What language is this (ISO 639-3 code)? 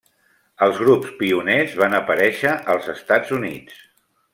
cat